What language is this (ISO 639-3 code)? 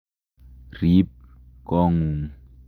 kln